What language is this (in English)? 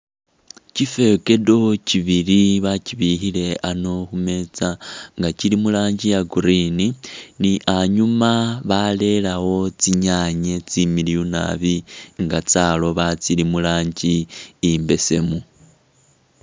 Masaaba